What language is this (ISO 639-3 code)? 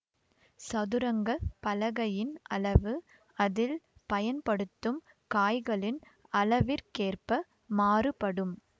tam